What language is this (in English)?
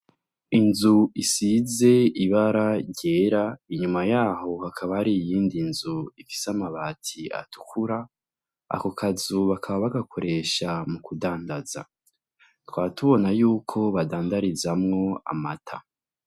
Rundi